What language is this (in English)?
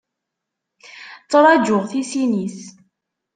Kabyle